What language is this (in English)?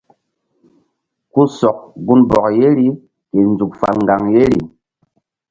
Mbum